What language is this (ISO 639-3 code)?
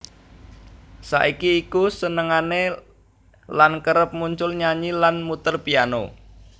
jav